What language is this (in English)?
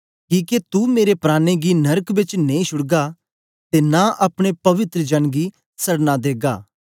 Dogri